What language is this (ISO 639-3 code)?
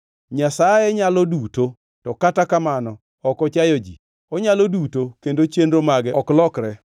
luo